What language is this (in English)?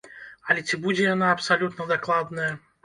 Belarusian